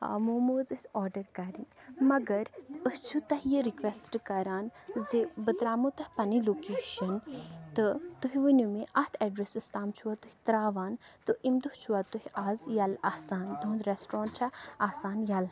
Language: Kashmiri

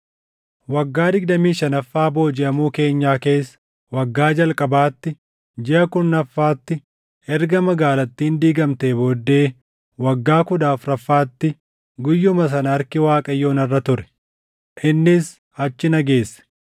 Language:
Oromo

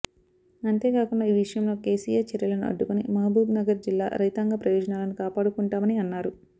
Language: Telugu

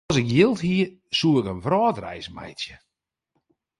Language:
Western Frisian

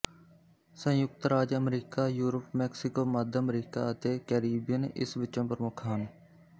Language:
Punjabi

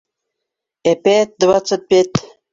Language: Bashkir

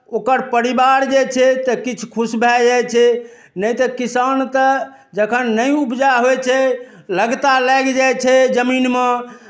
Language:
Maithili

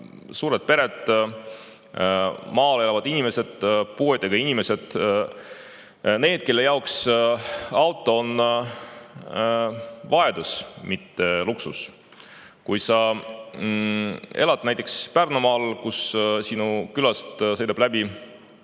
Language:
Estonian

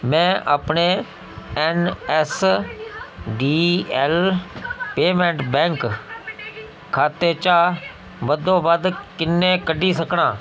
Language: Dogri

